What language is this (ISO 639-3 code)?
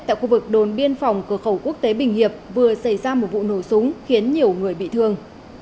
vie